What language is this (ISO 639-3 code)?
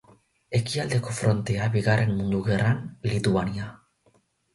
eus